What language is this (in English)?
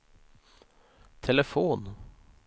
Swedish